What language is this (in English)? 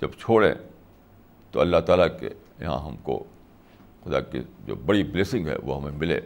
Urdu